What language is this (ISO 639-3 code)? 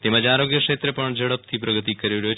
guj